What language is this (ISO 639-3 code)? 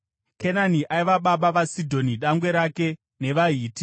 sna